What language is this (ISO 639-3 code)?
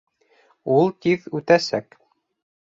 bak